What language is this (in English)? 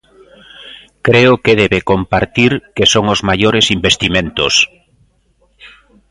Galician